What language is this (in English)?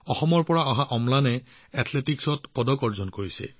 Assamese